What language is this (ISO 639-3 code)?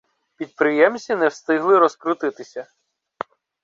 ukr